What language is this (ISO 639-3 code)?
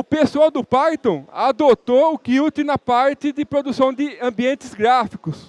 por